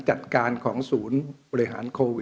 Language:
Thai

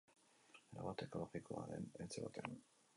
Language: Basque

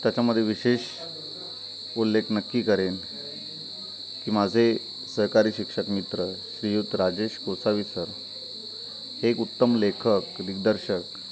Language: Marathi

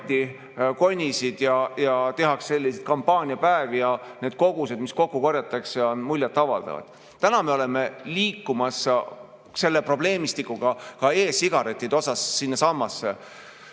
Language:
Estonian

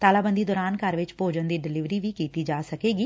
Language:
Punjabi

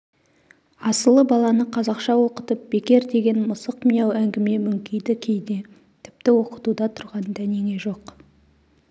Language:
Kazakh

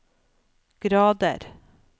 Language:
Norwegian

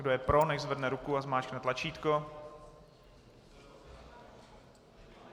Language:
Czech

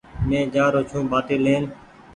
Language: Goaria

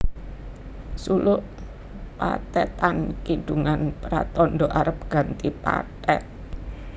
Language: Javanese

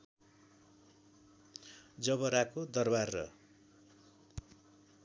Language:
Nepali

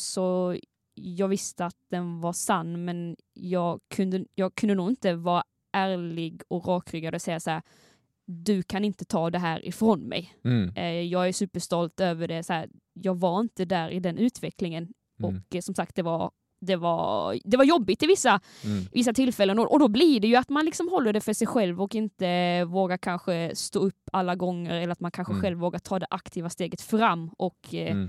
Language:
Swedish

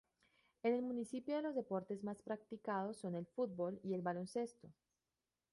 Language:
Spanish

